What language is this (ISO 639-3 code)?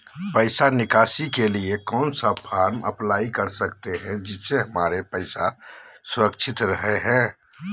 mag